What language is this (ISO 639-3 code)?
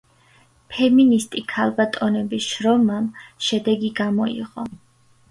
kat